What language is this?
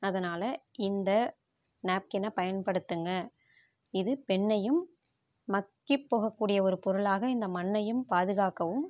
Tamil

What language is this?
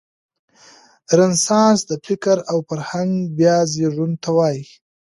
Pashto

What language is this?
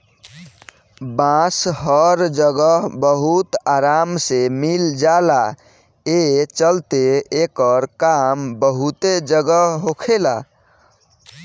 Bhojpuri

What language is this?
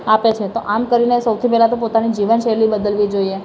Gujarati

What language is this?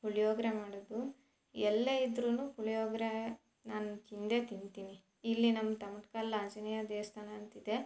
Kannada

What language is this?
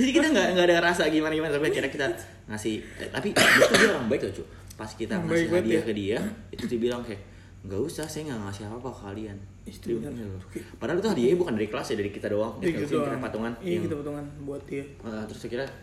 Indonesian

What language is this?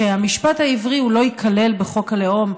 Hebrew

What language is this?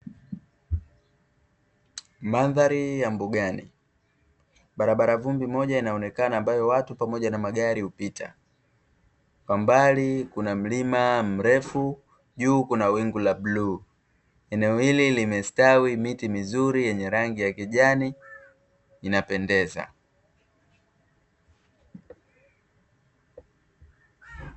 Swahili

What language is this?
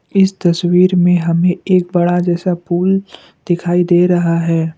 Hindi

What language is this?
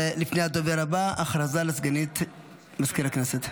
Hebrew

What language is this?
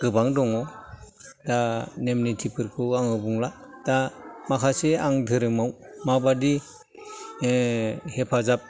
Bodo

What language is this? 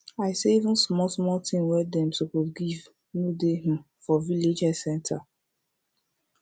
Nigerian Pidgin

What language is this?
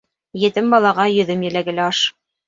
Bashkir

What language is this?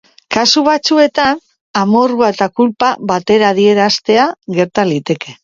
Basque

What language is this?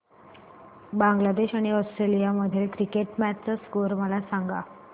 Marathi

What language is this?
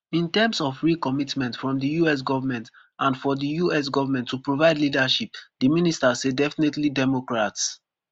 Nigerian Pidgin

